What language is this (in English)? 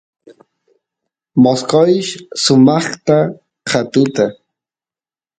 Santiago del Estero Quichua